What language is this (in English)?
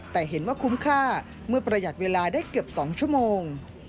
Thai